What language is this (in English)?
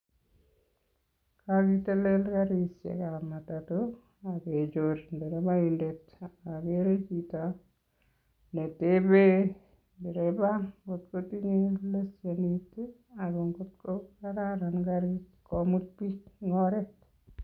Kalenjin